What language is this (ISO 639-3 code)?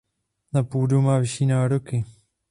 ces